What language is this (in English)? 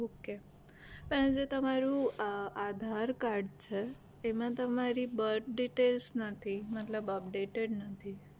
Gujarati